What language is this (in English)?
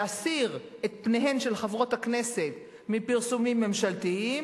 Hebrew